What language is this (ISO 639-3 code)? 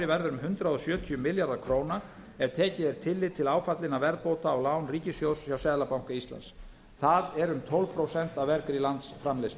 isl